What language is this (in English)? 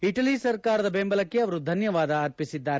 Kannada